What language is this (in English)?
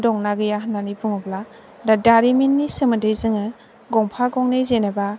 Bodo